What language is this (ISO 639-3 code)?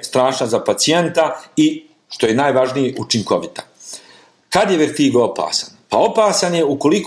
hrv